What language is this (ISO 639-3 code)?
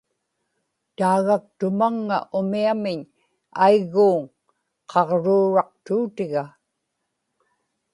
ipk